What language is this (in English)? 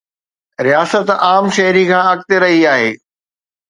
Sindhi